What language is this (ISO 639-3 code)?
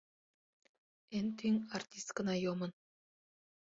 chm